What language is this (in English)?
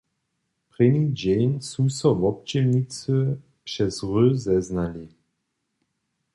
Upper Sorbian